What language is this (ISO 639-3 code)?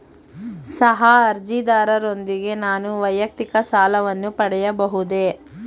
kan